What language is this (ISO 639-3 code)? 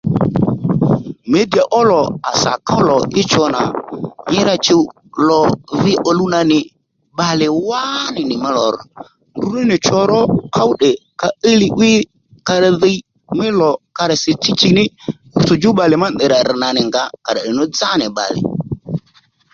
led